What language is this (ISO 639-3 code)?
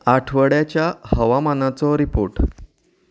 kok